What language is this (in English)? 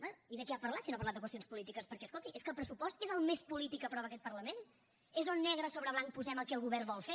Catalan